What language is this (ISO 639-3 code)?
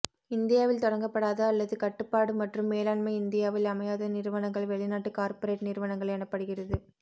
tam